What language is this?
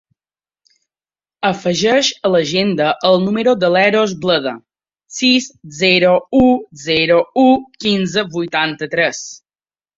Catalan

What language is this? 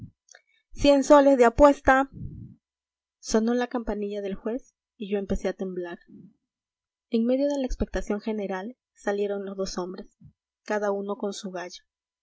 Spanish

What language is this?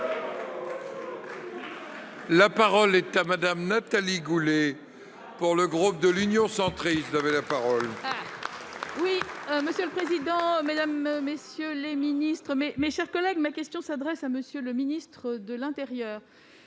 French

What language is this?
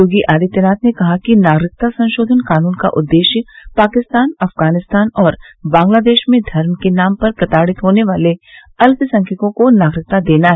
Hindi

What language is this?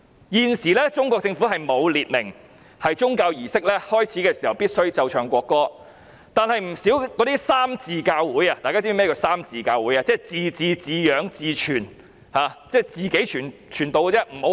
Cantonese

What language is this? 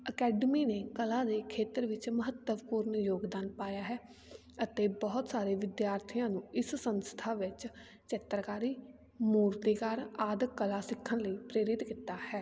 Punjabi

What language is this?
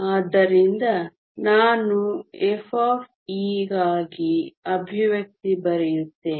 Kannada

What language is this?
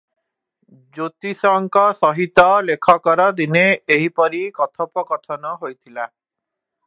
Odia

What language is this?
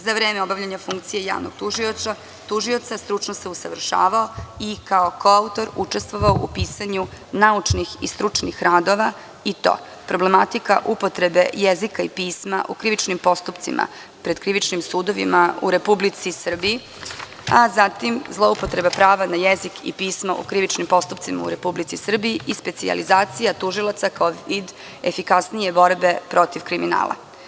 Serbian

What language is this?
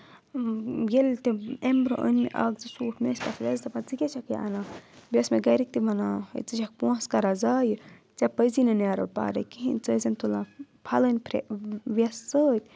Kashmiri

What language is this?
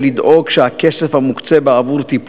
Hebrew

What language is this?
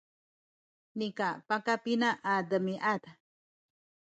Sakizaya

